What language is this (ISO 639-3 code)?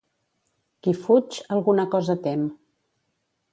cat